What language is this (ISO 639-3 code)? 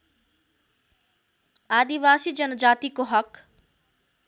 nep